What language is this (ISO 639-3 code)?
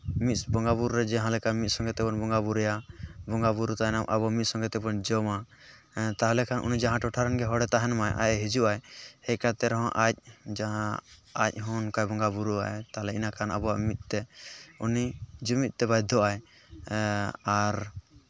sat